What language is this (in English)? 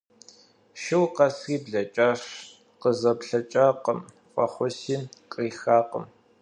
Kabardian